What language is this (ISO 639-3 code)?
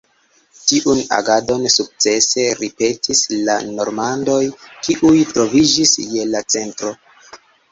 epo